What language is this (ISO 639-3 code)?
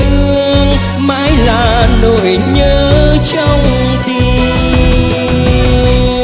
vie